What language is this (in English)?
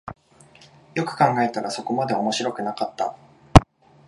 Japanese